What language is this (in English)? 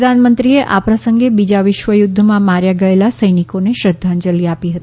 Gujarati